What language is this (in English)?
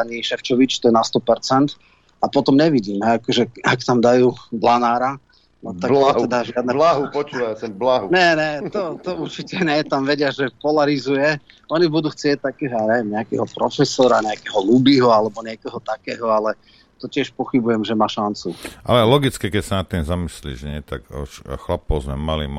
Slovak